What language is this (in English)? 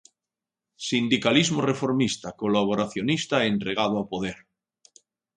Galician